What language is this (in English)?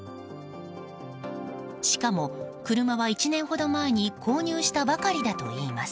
Japanese